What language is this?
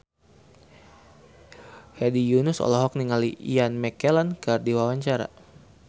Sundanese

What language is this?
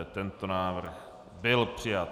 Czech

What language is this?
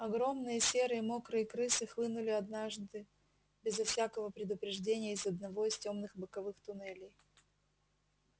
Russian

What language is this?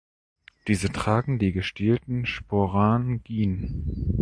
German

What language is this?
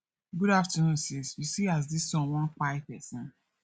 Nigerian Pidgin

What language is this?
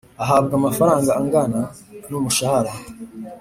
Kinyarwanda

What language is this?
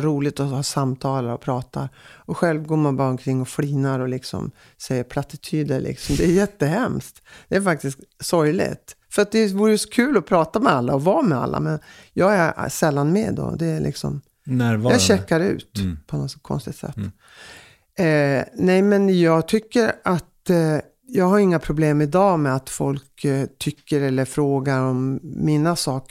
Swedish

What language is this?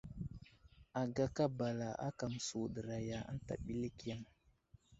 Wuzlam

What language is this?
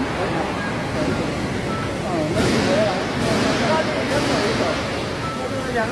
Vietnamese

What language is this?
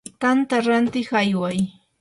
Yanahuanca Pasco Quechua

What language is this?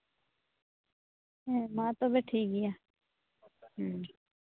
Santali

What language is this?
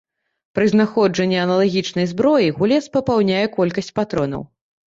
Belarusian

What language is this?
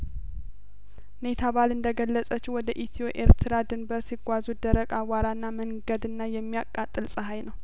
Amharic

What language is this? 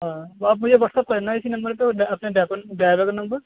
Urdu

